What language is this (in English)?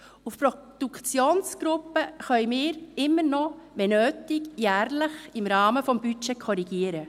Swiss German